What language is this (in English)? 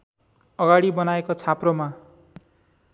Nepali